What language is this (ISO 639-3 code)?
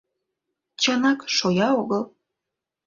chm